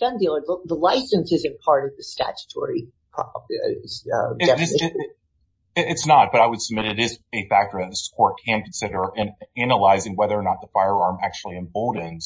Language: English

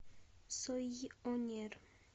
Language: Russian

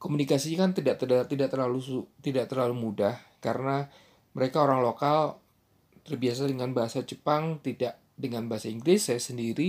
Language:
Indonesian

